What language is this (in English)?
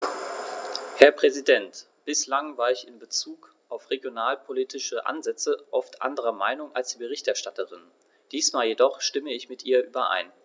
German